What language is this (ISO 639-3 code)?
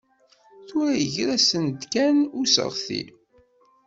kab